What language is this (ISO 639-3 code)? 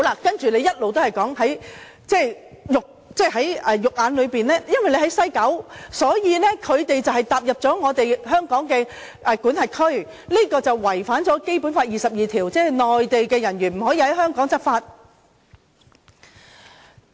yue